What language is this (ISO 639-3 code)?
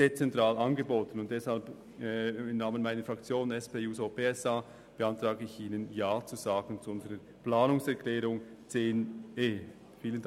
gsw